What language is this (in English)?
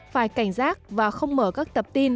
Vietnamese